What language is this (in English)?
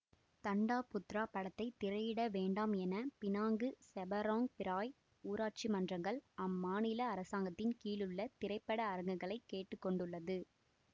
Tamil